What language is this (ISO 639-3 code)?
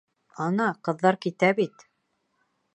bak